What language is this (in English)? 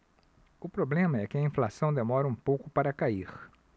Portuguese